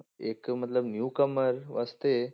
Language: Punjabi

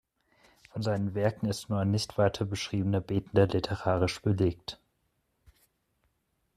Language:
German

